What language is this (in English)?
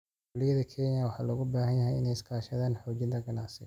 Somali